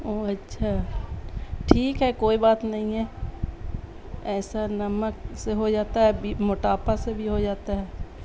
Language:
Urdu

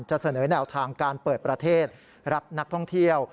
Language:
Thai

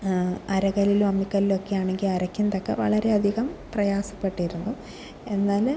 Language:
Malayalam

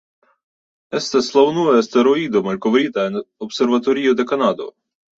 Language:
Esperanto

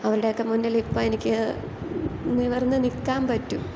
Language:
Malayalam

